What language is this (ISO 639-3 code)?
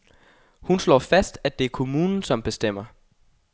dan